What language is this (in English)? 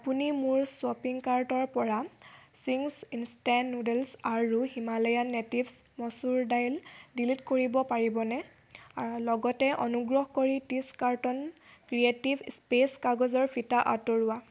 Assamese